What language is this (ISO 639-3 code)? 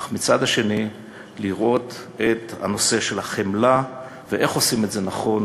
heb